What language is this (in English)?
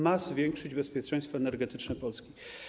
Polish